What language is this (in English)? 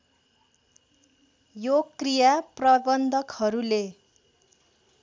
Nepali